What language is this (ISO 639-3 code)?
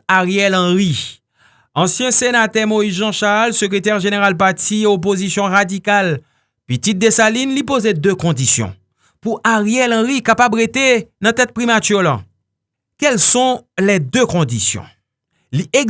fra